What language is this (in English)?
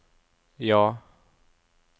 Norwegian